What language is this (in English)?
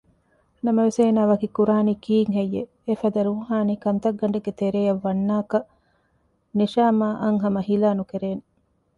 Divehi